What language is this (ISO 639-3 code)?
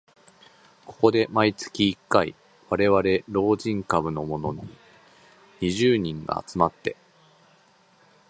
jpn